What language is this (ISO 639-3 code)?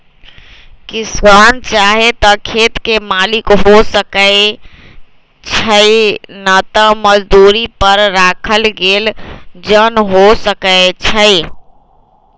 mag